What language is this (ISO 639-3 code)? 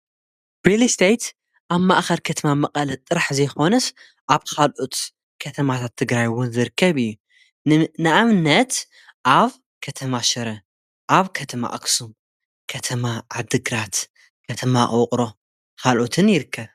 tir